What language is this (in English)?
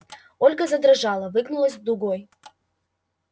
Russian